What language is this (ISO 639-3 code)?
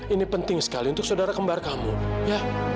ind